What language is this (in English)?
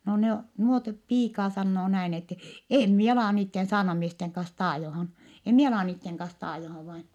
Finnish